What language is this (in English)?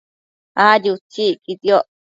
Matsés